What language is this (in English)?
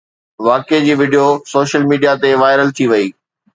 Sindhi